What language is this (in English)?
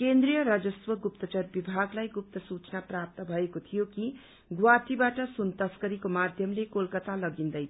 Nepali